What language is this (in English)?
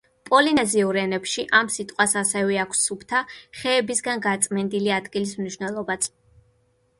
Georgian